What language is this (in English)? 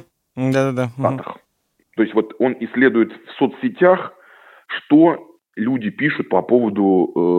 Russian